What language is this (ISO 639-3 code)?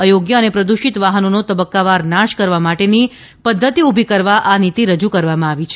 guj